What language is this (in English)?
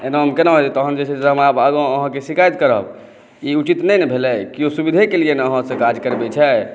Maithili